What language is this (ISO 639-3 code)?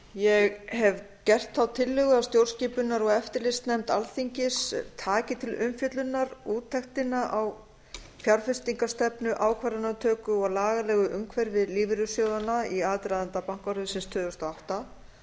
isl